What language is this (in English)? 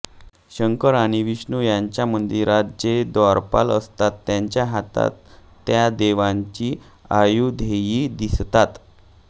Marathi